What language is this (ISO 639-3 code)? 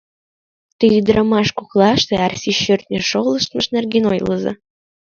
chm